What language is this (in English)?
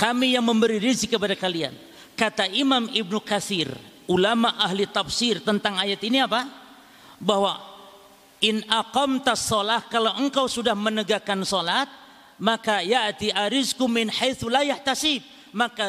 Indonesian